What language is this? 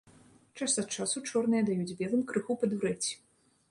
Belarusian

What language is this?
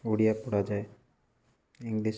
Odia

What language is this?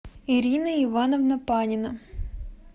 Russian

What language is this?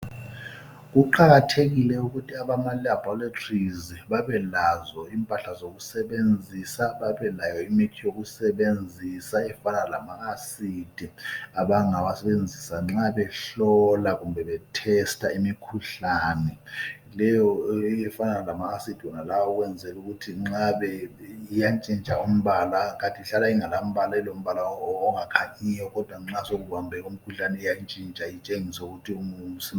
North Ndebele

